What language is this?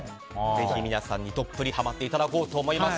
Japanese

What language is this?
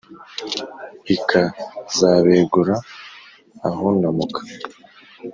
Kinyarwanda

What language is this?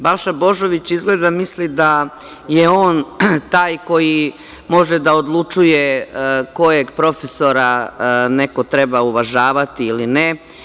Serbian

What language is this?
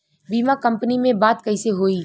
Bhojpuri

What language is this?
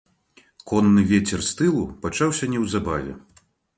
Belarusian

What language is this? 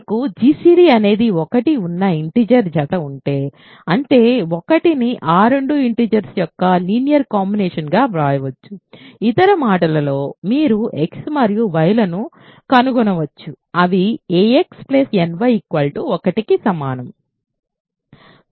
Telugu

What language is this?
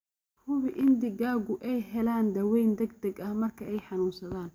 Somali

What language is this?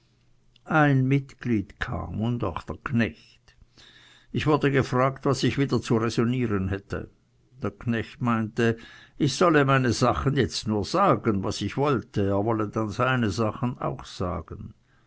German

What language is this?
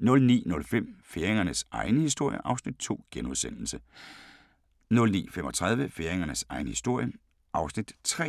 Danish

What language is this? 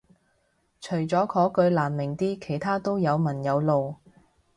Cantonese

